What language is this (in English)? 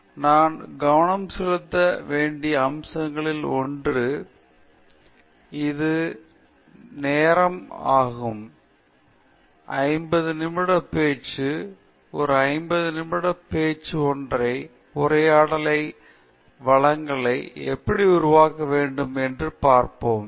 Tamil